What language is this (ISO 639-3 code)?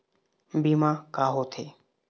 hne